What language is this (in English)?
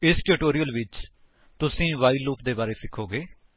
Punjabi